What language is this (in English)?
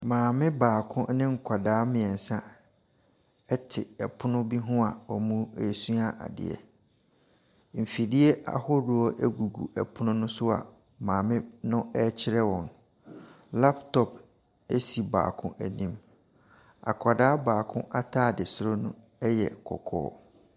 Akan